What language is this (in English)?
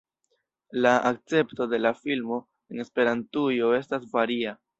Esperanto